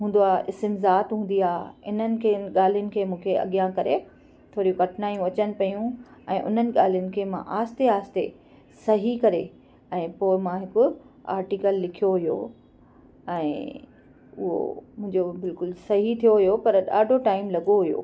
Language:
Sindhi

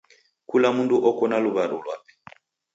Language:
Taita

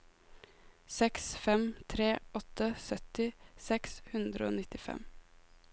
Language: Norwegian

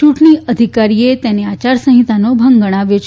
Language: Gujarati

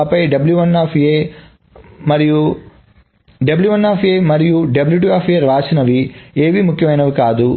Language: Telugu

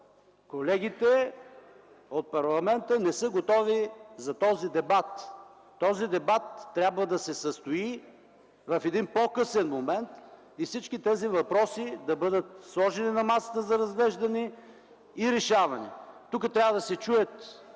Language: Bulgarian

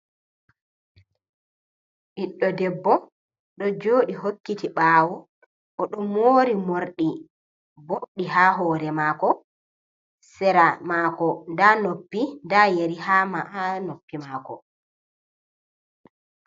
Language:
Fula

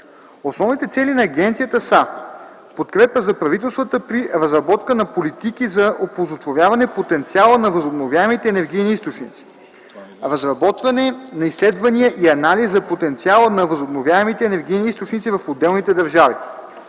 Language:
Bulgarian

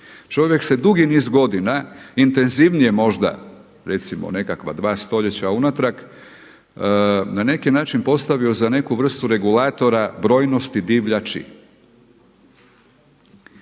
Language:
Croatian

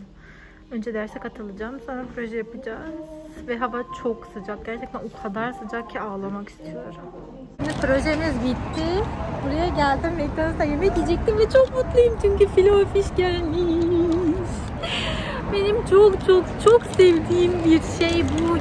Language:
Turkish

